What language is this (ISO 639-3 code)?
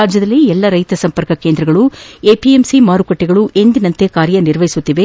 kan